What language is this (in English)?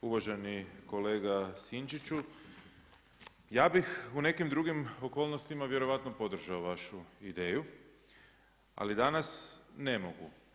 Croatian